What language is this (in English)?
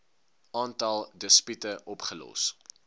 Afrikaans